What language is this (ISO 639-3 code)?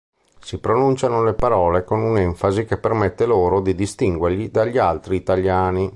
ita